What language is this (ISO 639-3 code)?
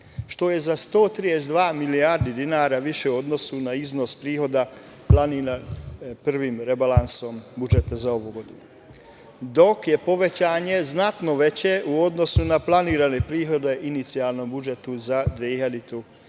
srp